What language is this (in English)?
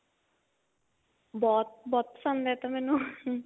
Punjabi